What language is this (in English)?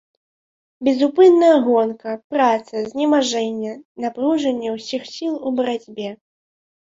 Belarusian